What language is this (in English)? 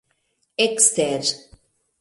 Esperanto